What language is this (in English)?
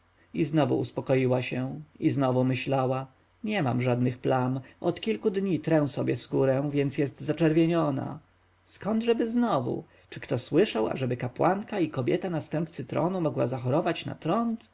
Polish